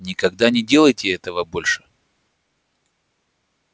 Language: Russian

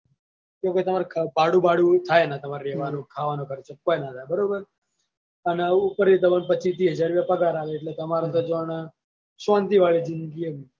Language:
Gujarati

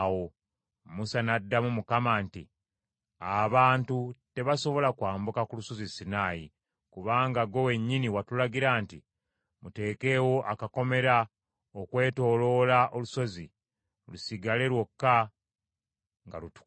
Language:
Ganda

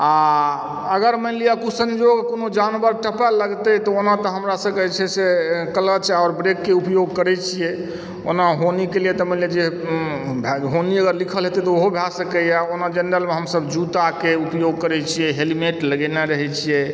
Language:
Maithili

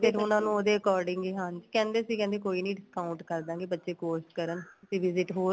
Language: Punjabi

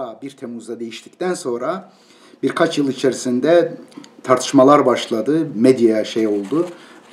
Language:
Turkish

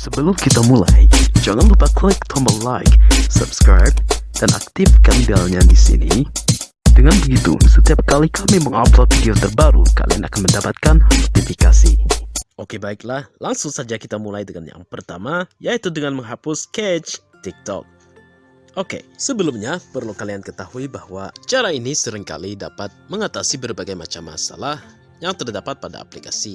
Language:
Indonesian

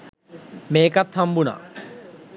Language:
Sinhala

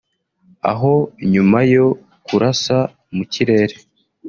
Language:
Kinyarwanda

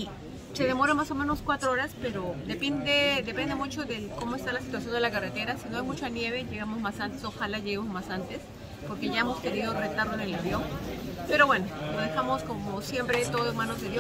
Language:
Spanish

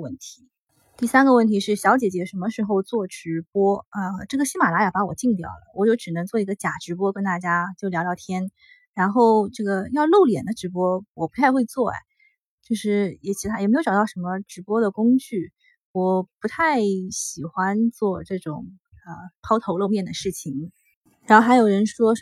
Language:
Chinese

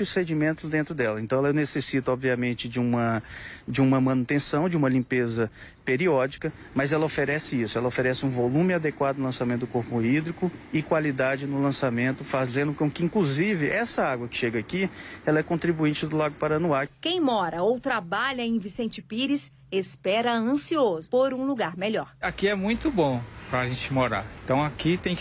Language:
Portuguese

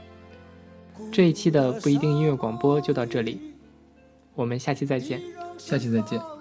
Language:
Chinese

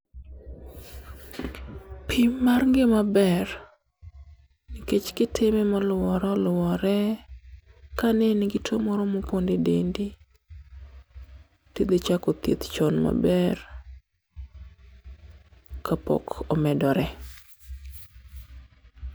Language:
Luo (Kenya and Tanzania)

